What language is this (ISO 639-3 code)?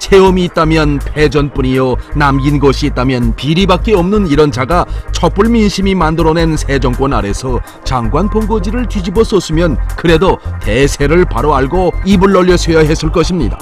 kor